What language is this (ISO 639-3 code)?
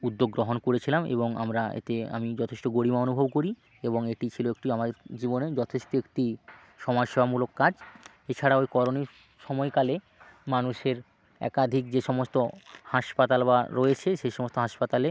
ben